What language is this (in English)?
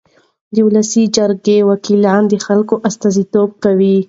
Pashto